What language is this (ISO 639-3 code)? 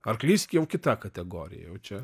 lit